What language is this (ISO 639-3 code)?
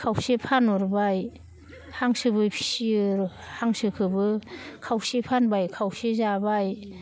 brx